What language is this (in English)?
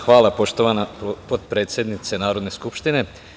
Serbian